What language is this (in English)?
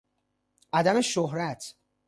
Persian